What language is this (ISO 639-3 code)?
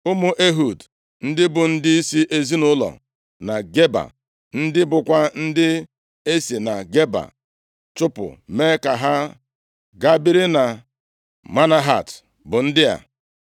ibo